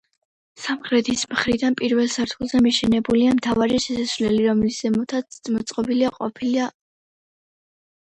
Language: Georgian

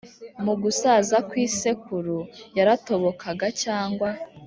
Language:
Kinyarwanda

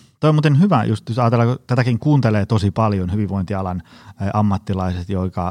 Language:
Finnish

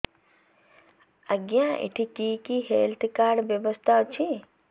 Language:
Odia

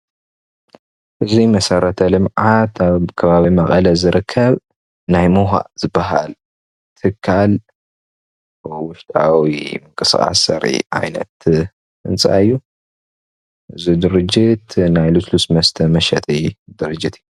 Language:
Tigrinya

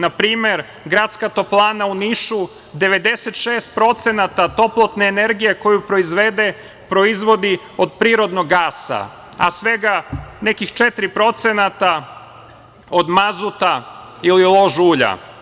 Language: Serbian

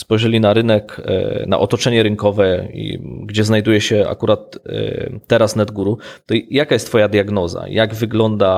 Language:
Polish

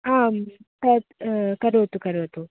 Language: Sanskrit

